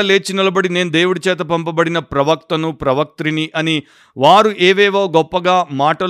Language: Telugu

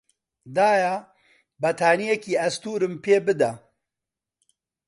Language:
Central Kurdish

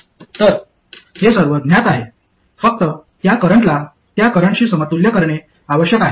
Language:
Marathi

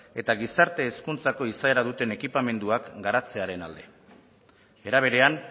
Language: Basque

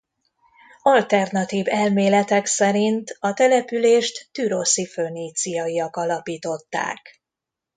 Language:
Hungarian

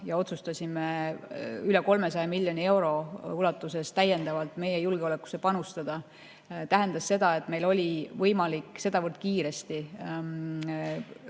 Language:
Estonian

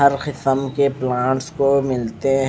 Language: Hindi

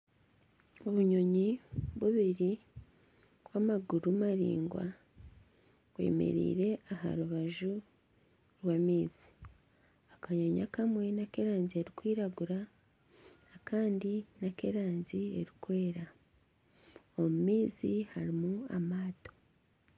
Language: Nyankole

